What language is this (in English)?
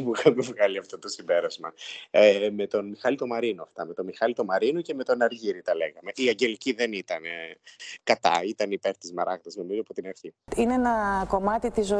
Greek